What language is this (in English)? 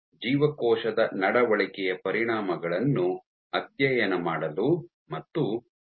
Kannada